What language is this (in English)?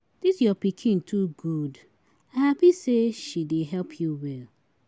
Nigerian Pidgin